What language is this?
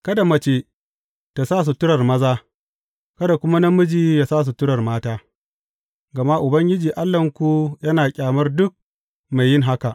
Hausa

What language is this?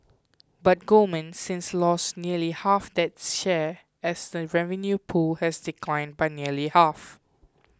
English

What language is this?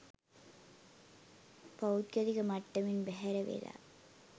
Sinhala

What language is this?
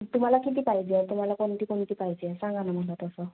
Marathi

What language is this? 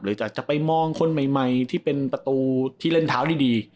Thai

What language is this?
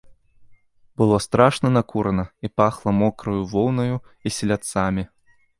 Belarusian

